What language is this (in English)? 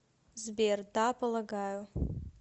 Russian